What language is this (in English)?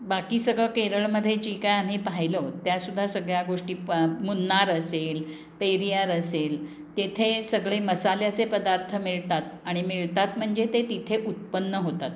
Marathi